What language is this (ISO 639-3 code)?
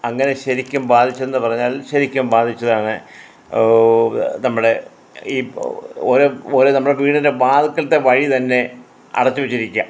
mal